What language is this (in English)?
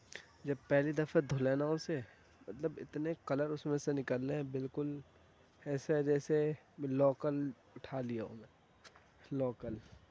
Urdu